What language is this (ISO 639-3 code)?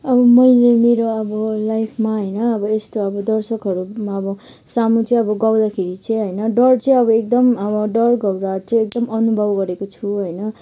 nep